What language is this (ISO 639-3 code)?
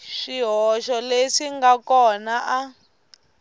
tso